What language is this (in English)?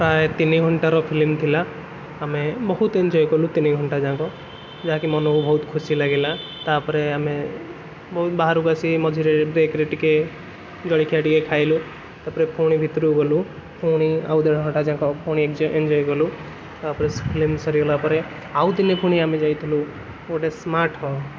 Odia